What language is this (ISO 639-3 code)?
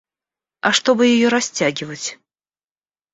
rus